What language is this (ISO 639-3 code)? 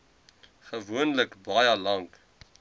afr